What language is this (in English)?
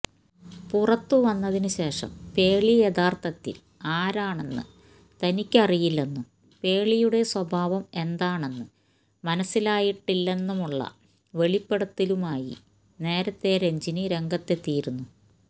Malayalam